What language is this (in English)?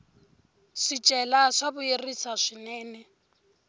Tsonga